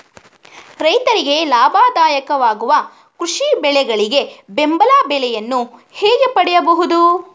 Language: Kannada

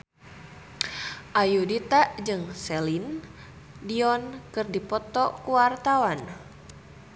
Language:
Sundanese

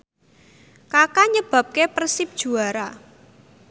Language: Javanese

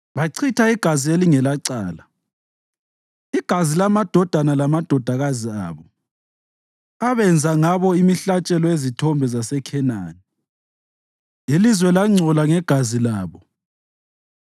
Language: North Ndebele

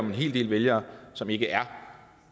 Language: Danish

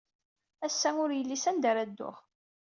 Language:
Kabyle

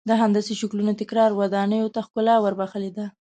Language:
Pashto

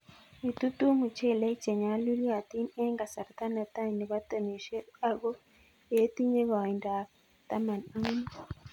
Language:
Kalenjin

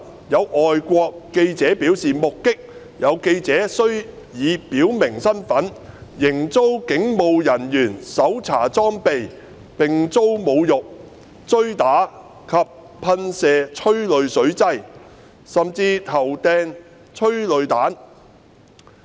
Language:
Cantonese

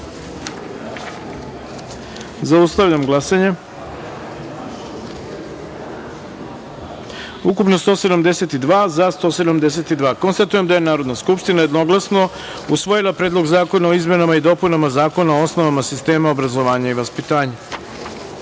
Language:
Serbian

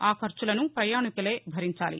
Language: Telugu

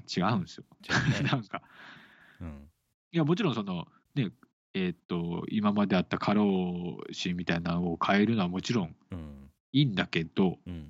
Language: Japanese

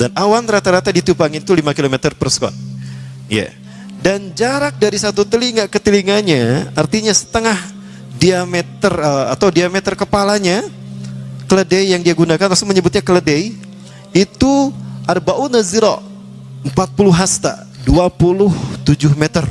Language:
Indonesian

